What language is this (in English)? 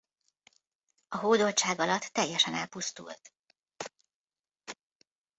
Hungarian